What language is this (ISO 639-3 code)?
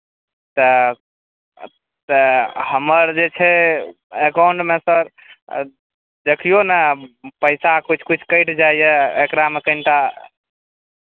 mai